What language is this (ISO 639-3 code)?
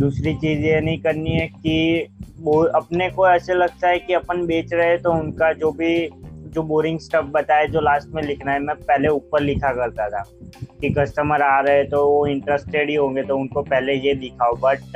hin